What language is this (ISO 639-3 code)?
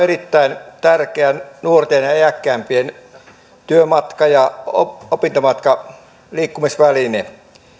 fin